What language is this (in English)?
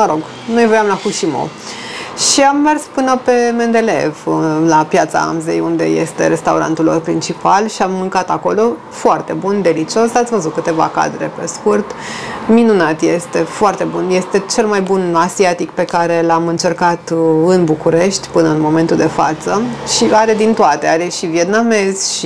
Romanian